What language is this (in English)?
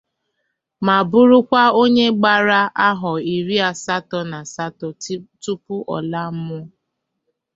Igbo